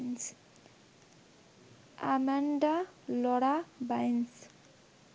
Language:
Bangla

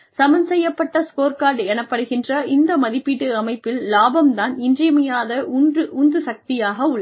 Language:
Tamil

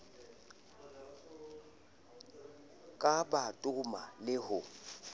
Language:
Southern Sotho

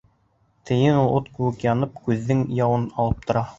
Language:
Bashkir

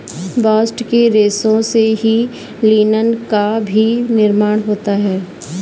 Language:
Hindi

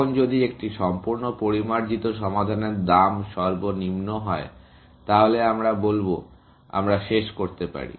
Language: Bangla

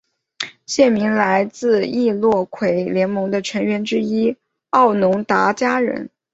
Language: Chinese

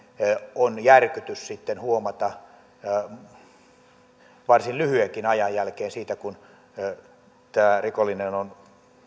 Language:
Finnish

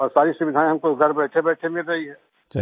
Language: Hindi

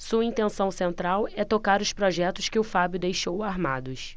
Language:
Portuguese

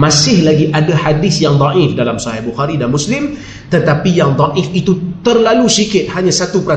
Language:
Malay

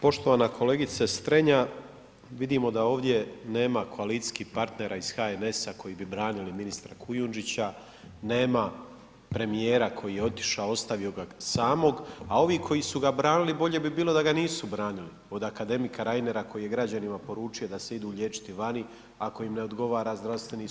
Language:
Croatian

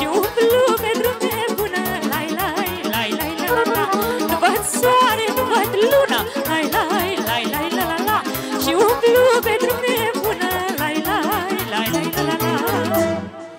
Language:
Romanian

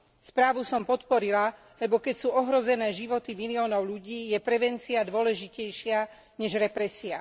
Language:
Slovak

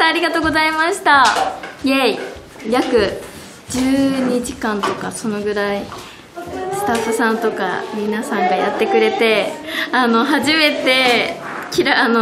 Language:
Japanese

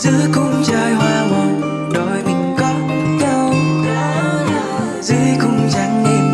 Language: Vietnamese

